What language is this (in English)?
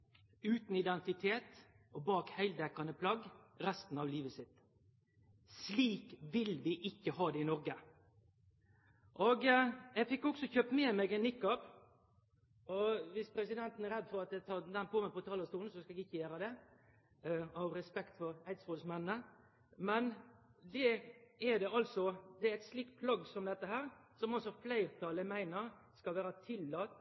Norwegian Nynorsk